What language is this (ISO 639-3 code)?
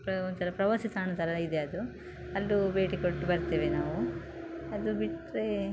kan